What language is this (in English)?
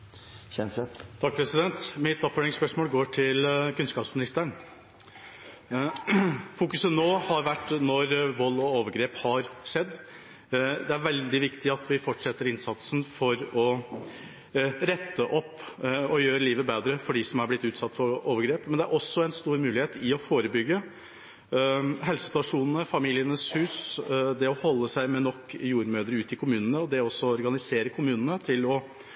Norwegian